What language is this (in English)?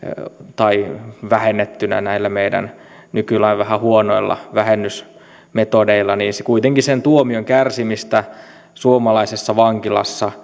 Finnish